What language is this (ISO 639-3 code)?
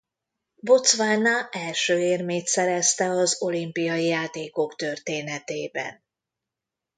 hun